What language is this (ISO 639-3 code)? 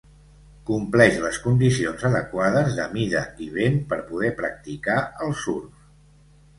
cat